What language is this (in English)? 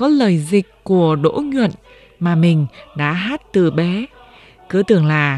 Vietnamese